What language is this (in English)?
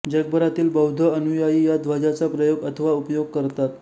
Marathi